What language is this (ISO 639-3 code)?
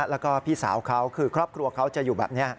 tha